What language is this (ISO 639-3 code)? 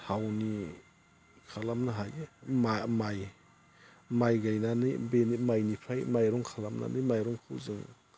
brx